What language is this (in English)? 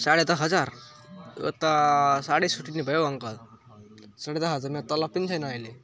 Nepali